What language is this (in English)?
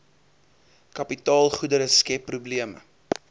Afrikaans